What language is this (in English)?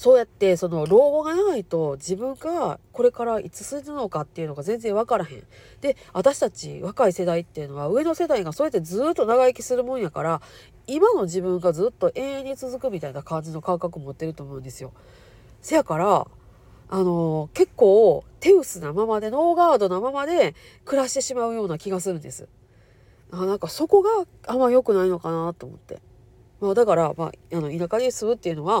Japanese